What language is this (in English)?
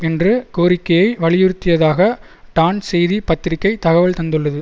Tamil